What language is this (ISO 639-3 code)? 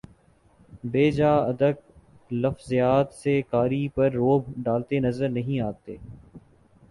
urd